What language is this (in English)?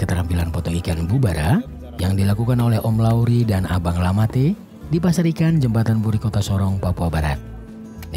Indonesian